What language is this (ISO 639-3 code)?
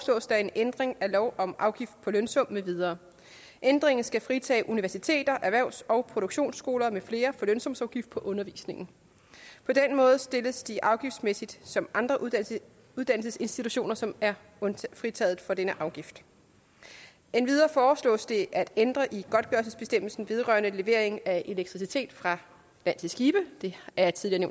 dan